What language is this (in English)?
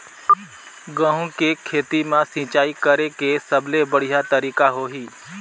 Chhattisgarhi